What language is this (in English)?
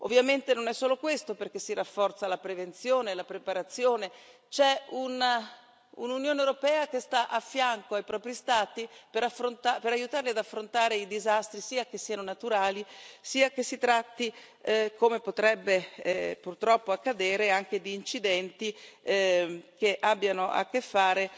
Italian